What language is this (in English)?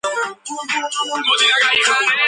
Georgian